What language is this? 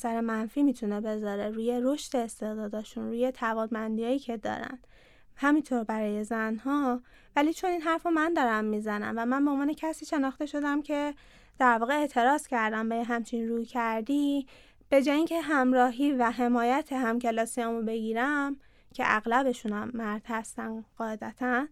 Persian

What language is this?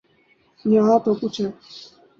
Urdu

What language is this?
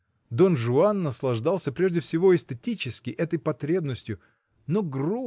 Russian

